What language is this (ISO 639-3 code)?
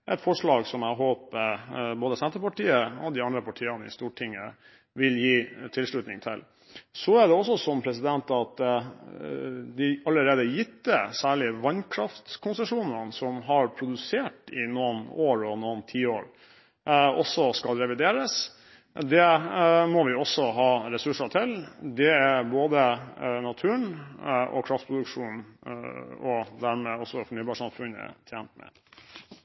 nob